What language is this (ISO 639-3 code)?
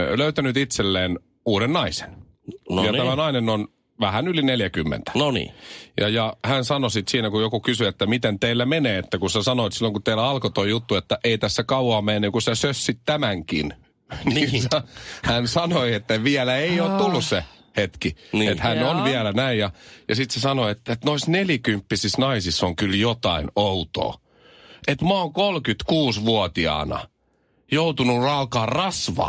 fin